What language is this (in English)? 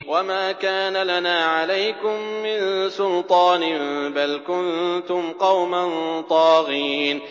Arabic